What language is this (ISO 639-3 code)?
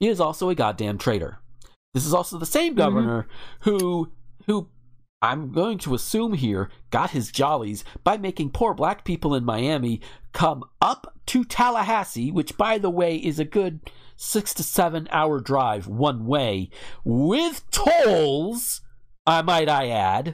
eng